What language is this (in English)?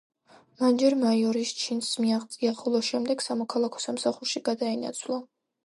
Georgian